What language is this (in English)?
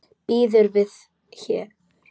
Icelandic